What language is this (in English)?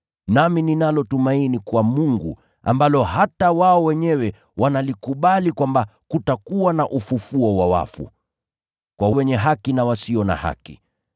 Swahili